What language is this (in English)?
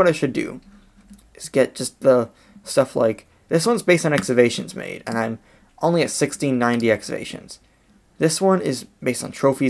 English